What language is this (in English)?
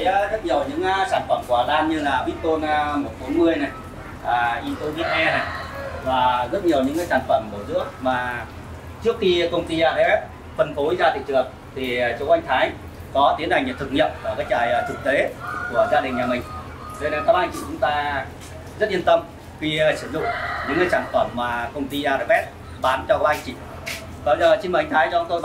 Vietnamese